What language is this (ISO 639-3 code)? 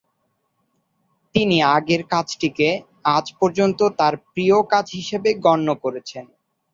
ben